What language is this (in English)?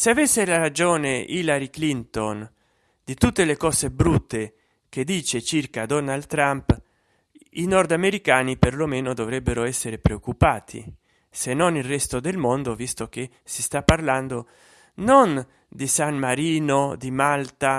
Italian